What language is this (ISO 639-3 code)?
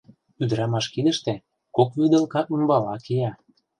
chm